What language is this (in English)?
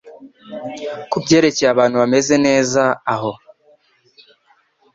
Kinyarwanda